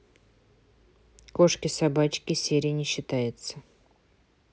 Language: Russian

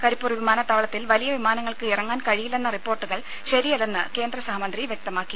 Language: Malayalam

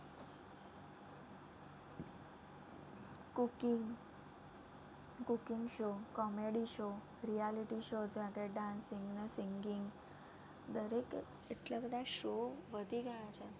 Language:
Gujarati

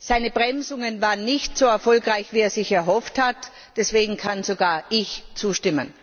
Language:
German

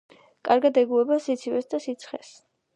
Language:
Georgian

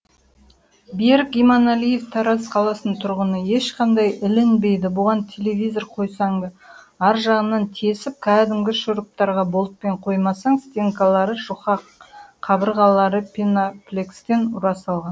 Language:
Kazakh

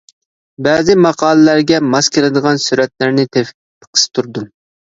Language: Uyghur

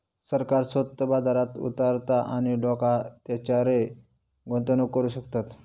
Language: Marathi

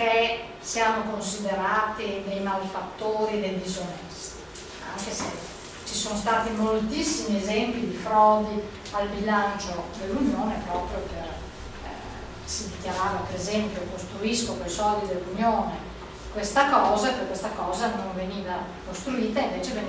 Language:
Italian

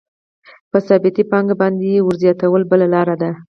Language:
Pashto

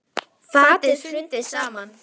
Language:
Icelandic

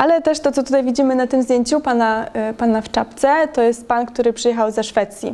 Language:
Polish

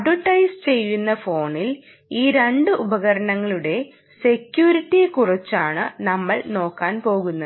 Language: Malayalam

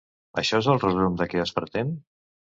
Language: Catalan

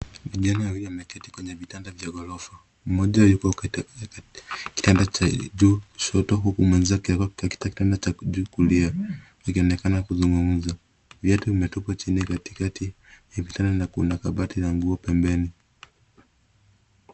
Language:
Swahili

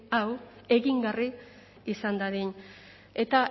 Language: Basque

